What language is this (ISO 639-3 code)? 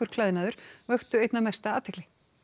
isl